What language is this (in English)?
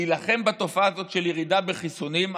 Hebrew